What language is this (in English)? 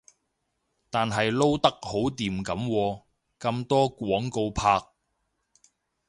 Cantonese